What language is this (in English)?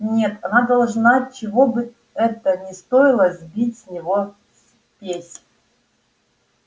Russian